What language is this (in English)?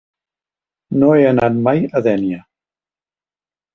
Catalan